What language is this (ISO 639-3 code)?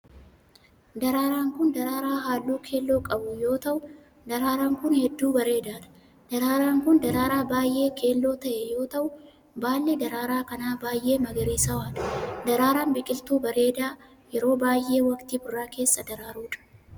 orm